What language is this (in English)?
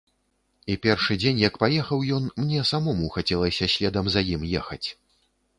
Belarusian